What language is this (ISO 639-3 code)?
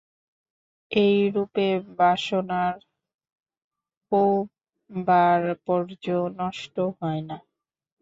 ben